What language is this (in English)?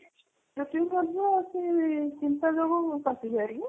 Odia